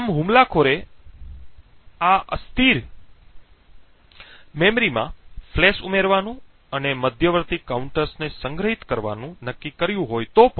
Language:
Gujarati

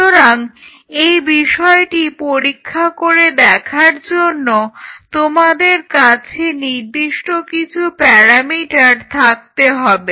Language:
Bangla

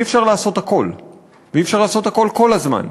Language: Hebrew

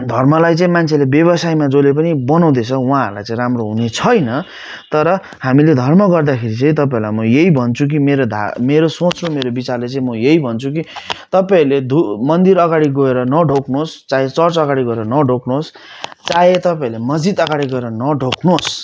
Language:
Nepali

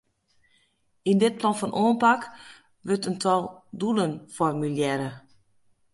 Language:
Western Frisian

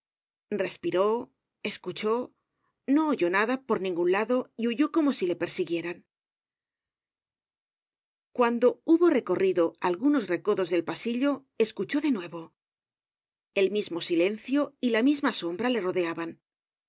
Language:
Spanish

